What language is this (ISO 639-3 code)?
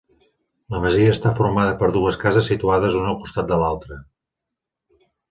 cat